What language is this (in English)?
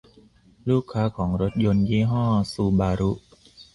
Thai